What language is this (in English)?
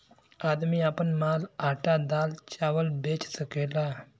Bhojpuri